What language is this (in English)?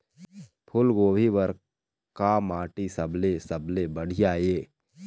Chhattisgarhi